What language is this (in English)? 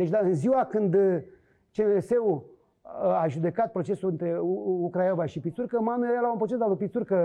Romanian